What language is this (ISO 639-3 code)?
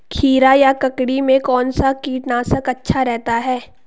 hin